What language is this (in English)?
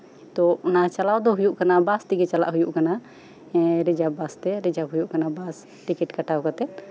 Santali